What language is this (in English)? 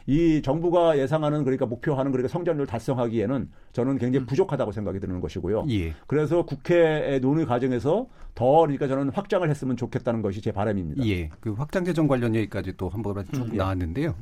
Korean